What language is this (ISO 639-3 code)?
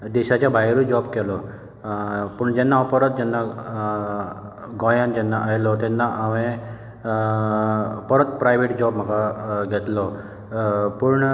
kok